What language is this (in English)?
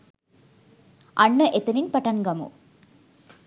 Sinhala